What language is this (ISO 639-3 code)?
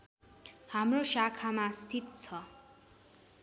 nep